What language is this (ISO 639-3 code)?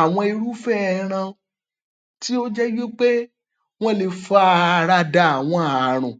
yor